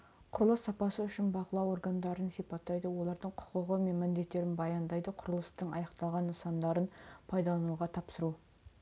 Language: Kazakh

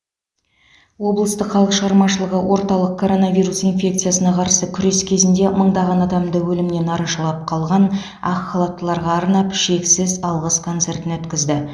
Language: Kazakh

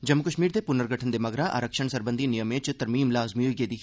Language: Dogri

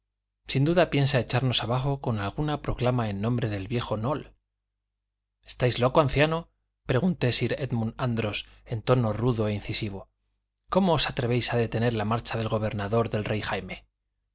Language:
Spanish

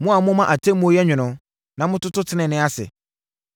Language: Akan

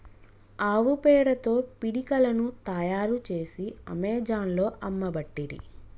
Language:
Telugu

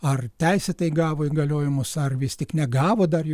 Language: Lithuanian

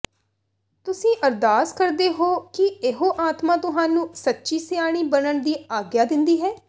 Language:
Punjabi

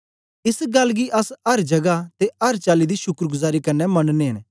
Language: Dogri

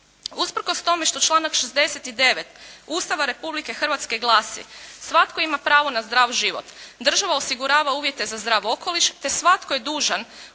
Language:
Croatian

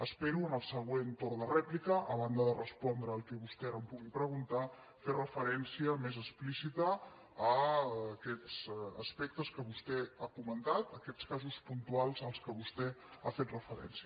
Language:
Catalan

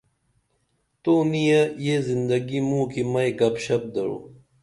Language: Dameli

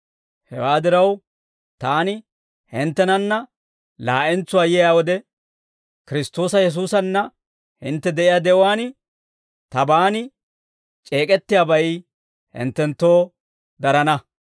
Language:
Dawro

